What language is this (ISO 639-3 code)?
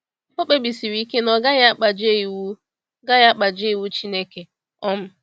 ibo